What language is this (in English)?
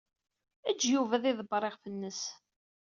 Kabyle